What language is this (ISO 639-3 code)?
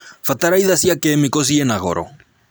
kik